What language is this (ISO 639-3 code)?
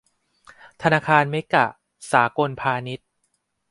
tha